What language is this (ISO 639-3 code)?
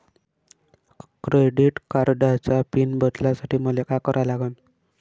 mar